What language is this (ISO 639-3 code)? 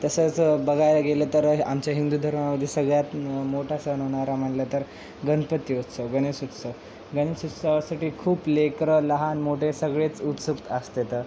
mar